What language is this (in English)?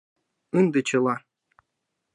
Mari